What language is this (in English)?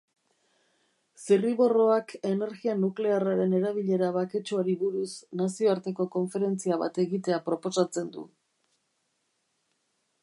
Basque